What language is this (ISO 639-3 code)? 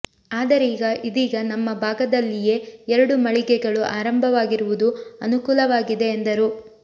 kan